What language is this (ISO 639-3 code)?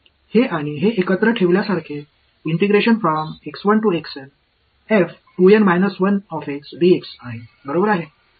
mar